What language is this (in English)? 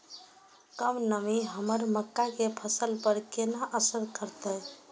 Maithili